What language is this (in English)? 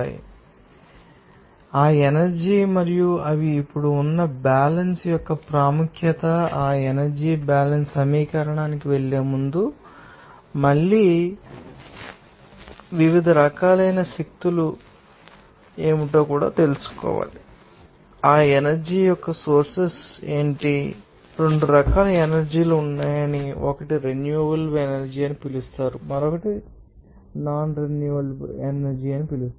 Telugu